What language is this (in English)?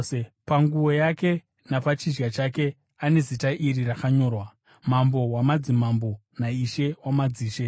Shona